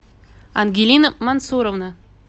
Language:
Russian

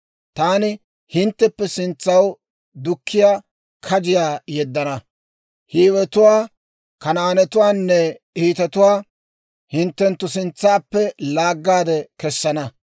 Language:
Dawro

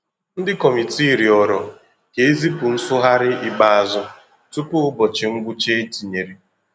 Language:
Igbo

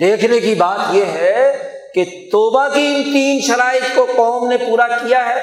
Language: Urdu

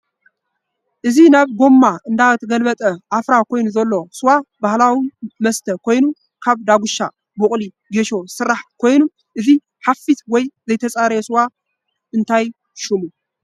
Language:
Tigrinya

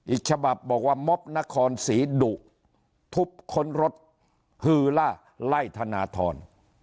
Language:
Thai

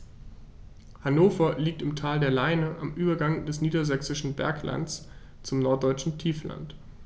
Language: German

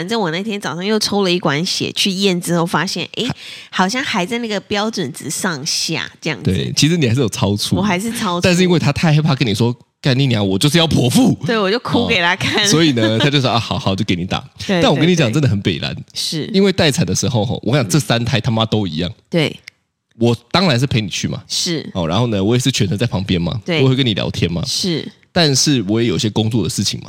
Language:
Chinese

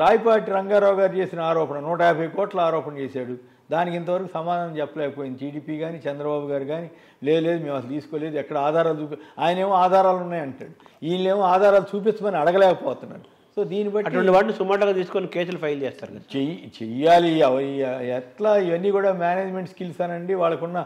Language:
Telugu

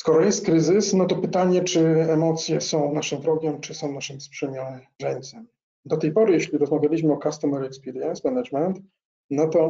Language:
Polish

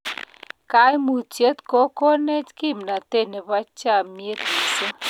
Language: Kalenjin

